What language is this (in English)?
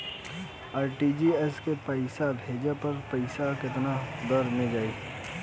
Bhojpuri